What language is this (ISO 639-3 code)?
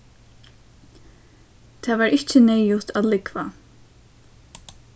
fao